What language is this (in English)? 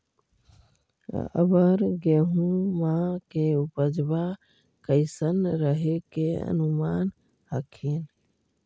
Magahi